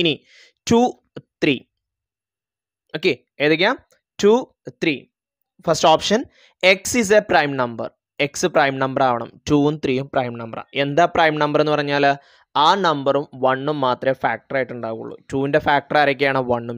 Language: Malayalam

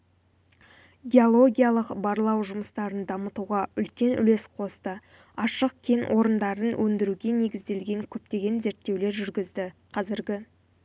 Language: Kazakh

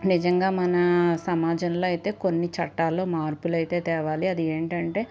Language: Telugu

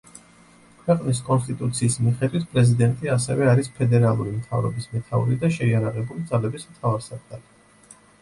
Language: Georgian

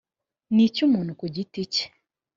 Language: Kinyarwanda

